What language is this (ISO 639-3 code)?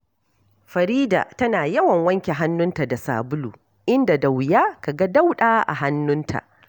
hau